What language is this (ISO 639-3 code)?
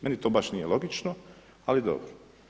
hrv